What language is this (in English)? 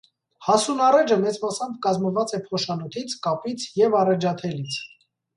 Armenian